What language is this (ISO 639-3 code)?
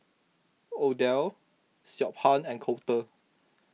eng